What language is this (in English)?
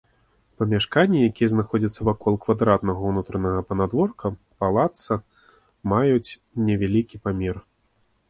Belarusian